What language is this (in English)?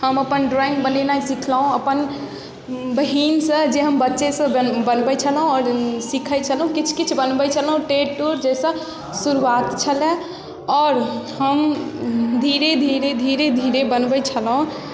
Maithili